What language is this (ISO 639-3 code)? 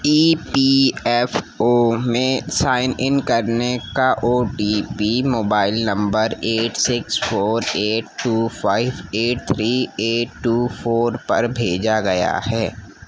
urd